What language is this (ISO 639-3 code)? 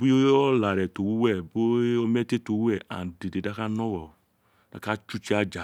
its